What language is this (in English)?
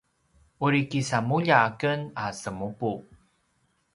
Paiwan